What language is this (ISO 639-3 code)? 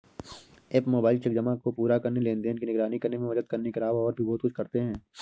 hin